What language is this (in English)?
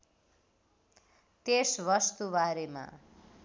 Nepali